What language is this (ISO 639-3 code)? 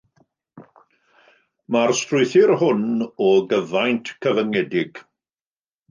cym